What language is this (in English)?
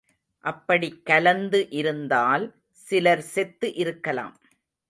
Tamil